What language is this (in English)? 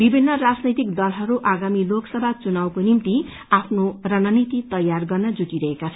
Nepali